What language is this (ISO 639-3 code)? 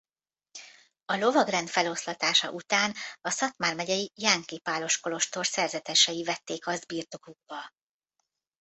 hun